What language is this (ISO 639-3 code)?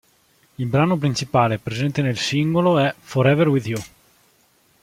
ita